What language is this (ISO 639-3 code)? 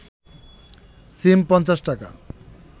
ben